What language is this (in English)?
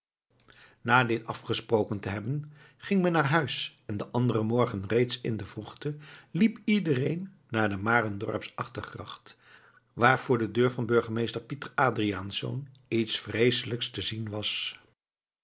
Dutch